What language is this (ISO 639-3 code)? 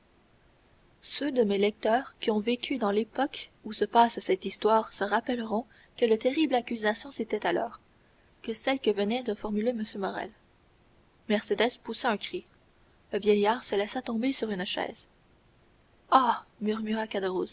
fra